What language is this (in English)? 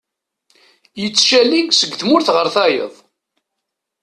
Kabyle